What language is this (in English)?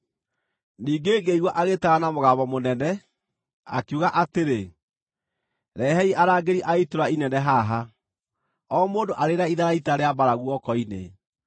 Kikuyu